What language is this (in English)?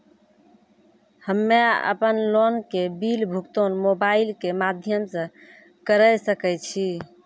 Maithili